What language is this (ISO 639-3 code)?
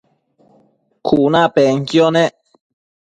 mcf